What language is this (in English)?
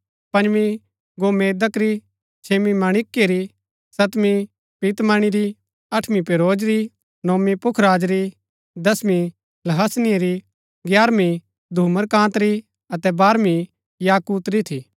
Gaddi